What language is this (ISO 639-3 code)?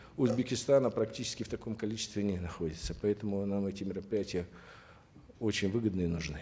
kaz